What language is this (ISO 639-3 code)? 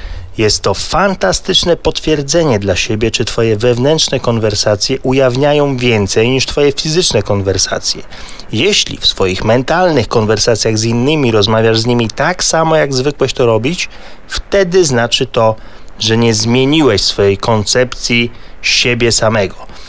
pol